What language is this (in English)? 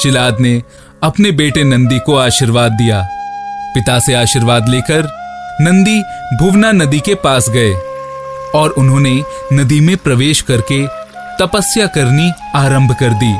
Hindi